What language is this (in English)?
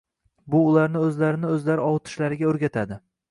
Uzbek